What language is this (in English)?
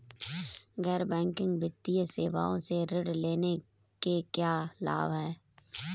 Hindi